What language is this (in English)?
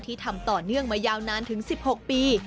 Thai